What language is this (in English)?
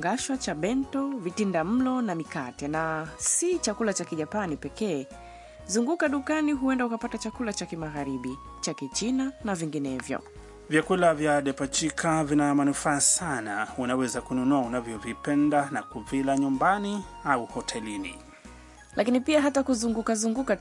Swahili